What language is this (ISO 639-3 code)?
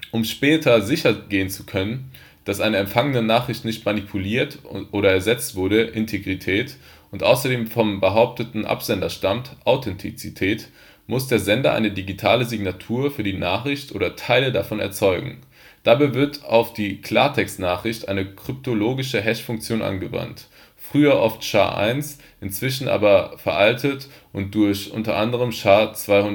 deu